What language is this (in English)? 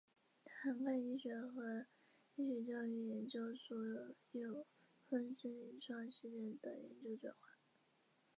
Chinese